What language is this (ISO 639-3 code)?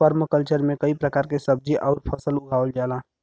bho